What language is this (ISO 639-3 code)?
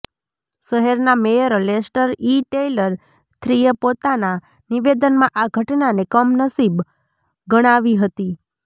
guj